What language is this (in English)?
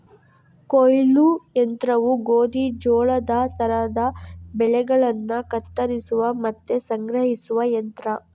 Kannada